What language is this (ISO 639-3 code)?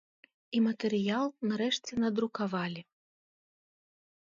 bel